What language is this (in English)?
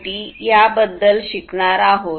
Marathi